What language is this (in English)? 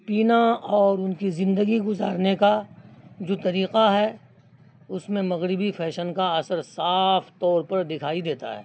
Urdu